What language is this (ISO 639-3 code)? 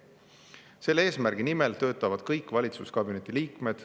est